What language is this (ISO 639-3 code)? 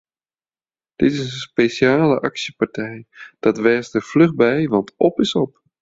fry